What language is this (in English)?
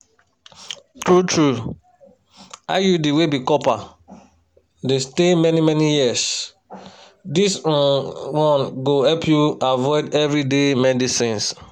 Nigerian Pidgin